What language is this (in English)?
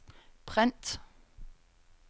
Danish